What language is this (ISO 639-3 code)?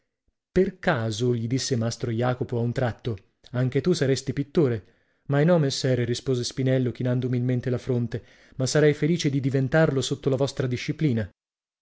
ita